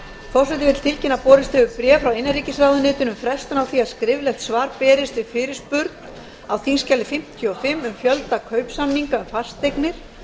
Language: Icelandic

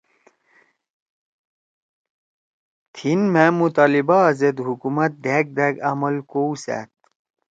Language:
Torwali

